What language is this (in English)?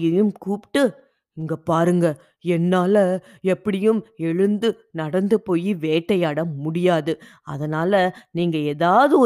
Tamil